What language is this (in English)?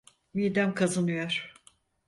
Turkish